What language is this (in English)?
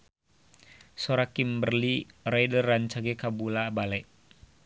Sundanese